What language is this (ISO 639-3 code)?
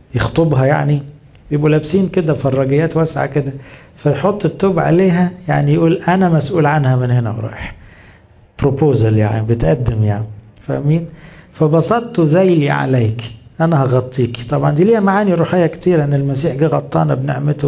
ara